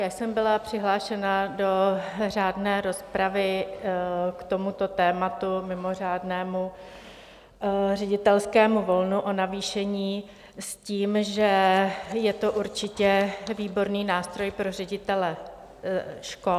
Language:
Czech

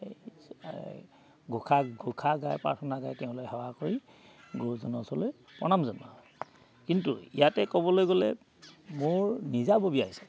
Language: Assamese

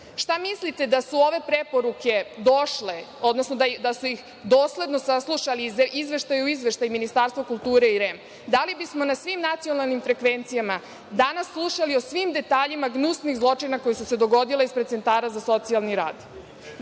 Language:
Serbian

